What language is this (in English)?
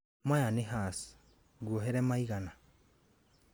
Kikuyu